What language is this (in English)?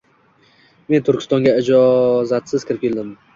Uzbek